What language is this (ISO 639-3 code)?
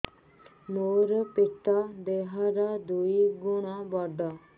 ori